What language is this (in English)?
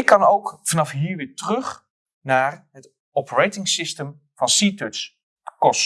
Dutch